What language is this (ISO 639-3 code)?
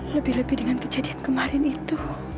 ind